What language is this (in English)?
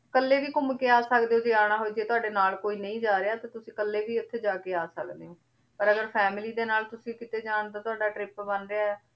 Punjabi